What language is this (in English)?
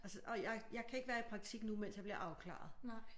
Danish